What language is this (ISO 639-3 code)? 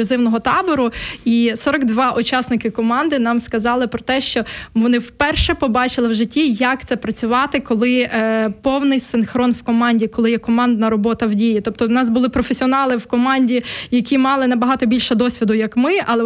ukr